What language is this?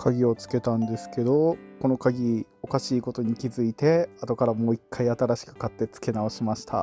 Japanese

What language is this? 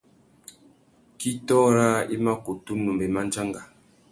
Tuki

